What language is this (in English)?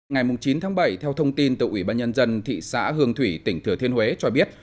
Vietnamese